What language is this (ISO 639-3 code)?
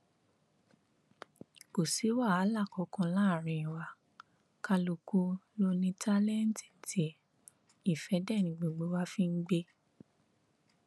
yor